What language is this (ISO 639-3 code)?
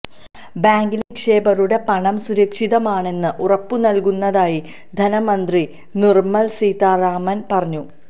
mal